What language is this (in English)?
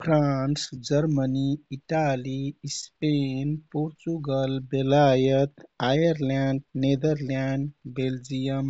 Kathoriya Tharu